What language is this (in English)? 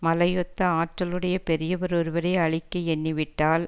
Tamil